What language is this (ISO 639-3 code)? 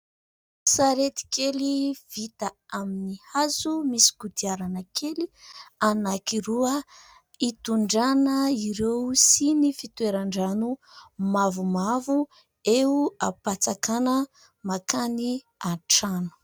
mlg